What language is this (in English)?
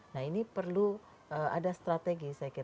Indonesian